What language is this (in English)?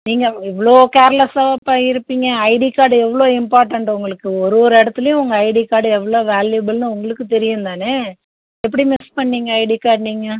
Tamil